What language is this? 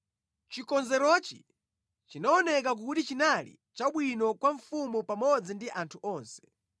Nyanja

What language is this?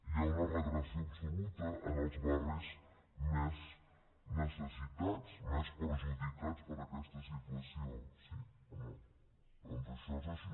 Catalan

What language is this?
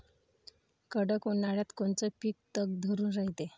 Marathi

